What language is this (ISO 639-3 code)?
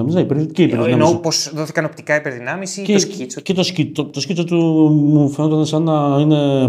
ell